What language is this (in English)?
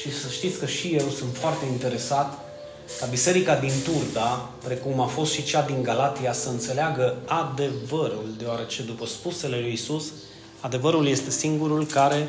Romanian